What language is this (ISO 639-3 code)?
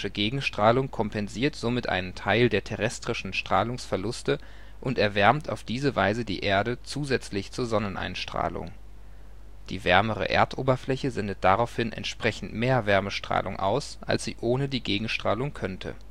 deu